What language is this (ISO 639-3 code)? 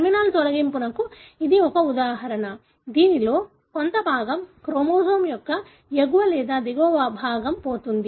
tel